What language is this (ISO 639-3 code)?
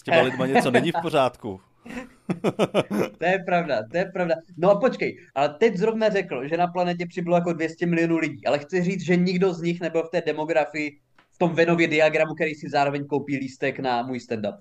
ces